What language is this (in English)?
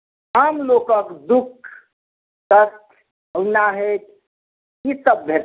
Maithili